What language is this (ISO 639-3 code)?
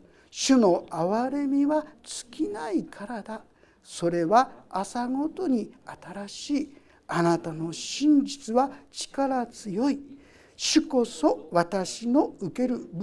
jpn